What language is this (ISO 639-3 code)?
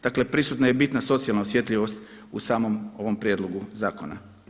hrv